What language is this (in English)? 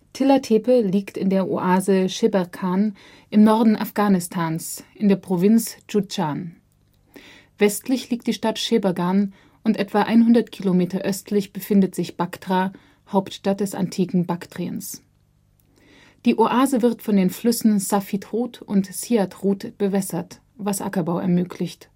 German